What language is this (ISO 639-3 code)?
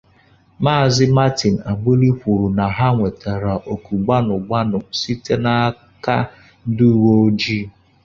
ibo